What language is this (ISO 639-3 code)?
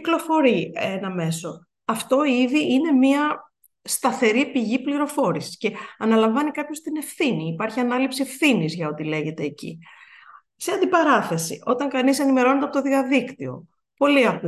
ell